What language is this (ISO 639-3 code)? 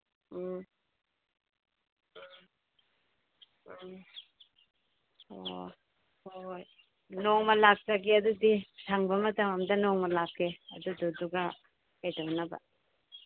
mni